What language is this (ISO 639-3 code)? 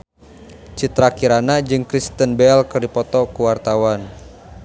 sun